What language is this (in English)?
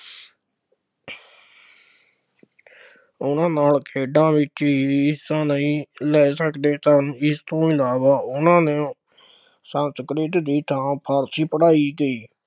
Punjabi